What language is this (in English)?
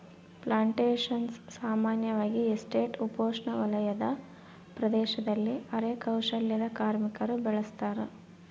Kannada